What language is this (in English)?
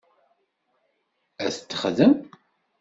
Kabyle